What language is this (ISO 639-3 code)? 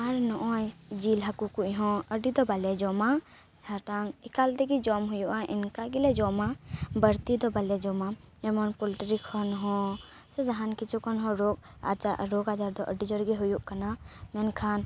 sat